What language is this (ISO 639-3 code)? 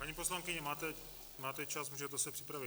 ces